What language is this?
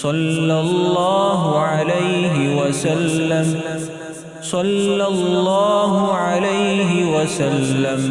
Arabic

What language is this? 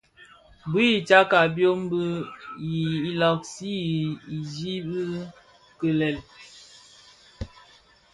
Bafia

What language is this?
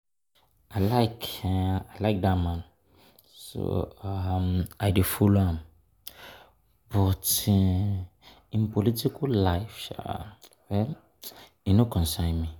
Nigerian Pidgin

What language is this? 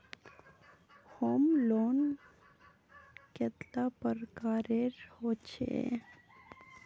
Magahi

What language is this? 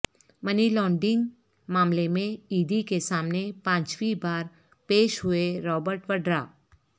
Urdu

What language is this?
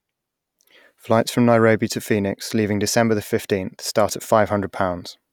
English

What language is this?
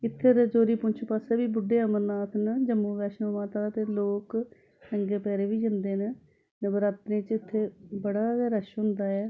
Dogri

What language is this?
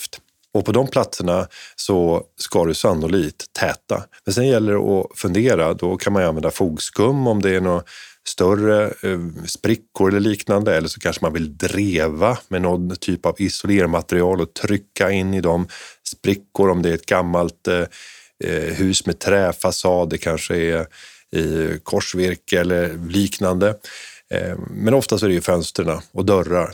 Swedish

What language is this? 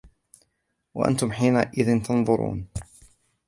Arabic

